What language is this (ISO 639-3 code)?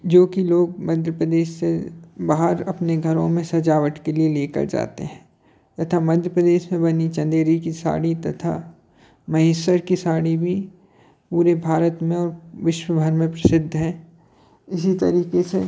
hin